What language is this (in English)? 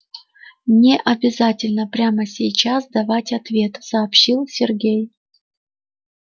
Russian